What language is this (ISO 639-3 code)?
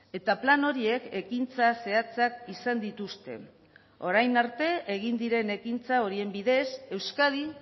eus